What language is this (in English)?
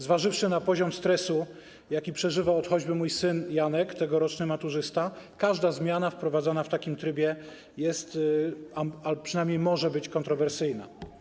Polish